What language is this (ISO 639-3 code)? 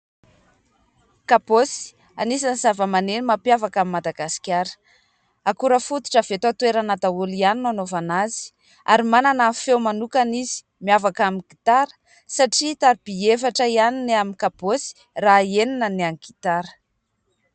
mlg